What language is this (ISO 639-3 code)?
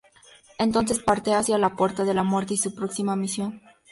spa